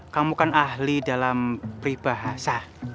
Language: Indonesian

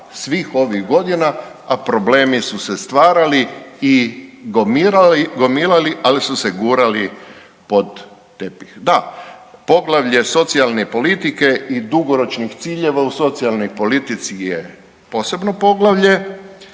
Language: Croatian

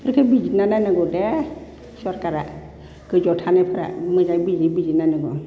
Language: Bodo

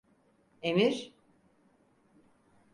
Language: Turkish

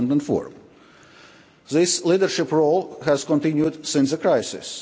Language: English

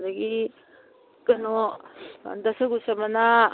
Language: Manipuri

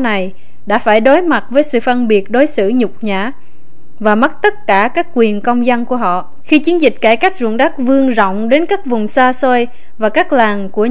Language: Vietnamese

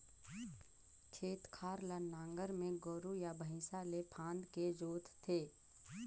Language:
Chhattisgarhi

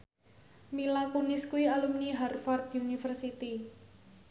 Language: Javanese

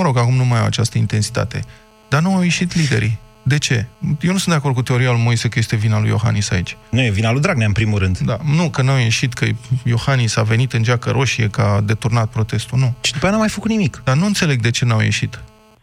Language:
Romanian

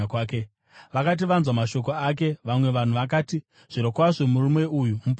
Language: Shona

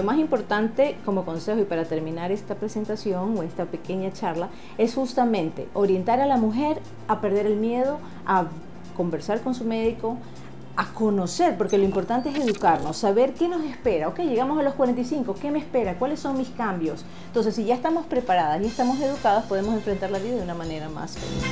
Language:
Spanish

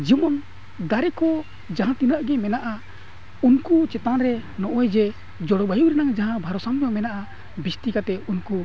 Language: Santali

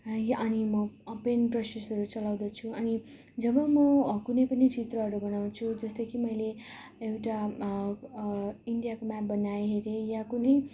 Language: Nepali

